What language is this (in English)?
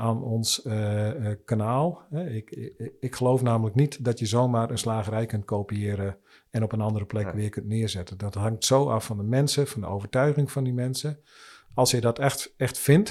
Dutch